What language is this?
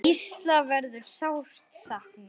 Icelandic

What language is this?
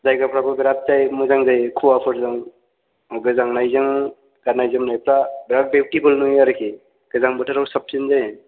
Bodo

